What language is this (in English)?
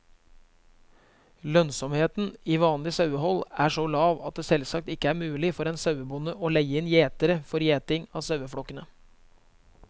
Norwegian